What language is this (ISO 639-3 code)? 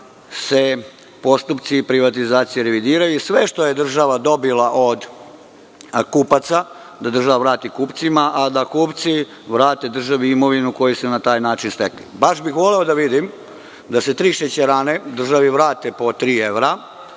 srp